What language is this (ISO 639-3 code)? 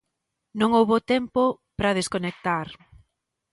glg